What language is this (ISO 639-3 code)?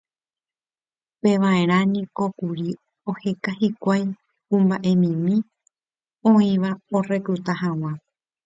grn